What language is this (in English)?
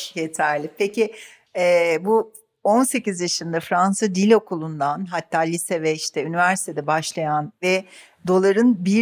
Turkish